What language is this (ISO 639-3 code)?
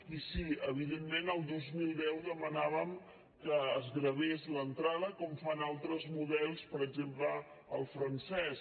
cat